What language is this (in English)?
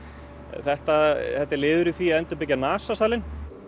Icelandic